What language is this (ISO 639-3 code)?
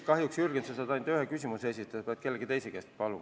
est